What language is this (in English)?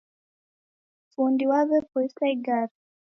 Taita